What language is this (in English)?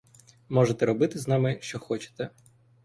Ukrainian